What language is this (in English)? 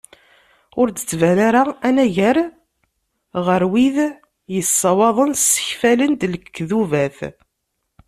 Kabyle